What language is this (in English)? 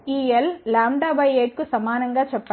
Telugu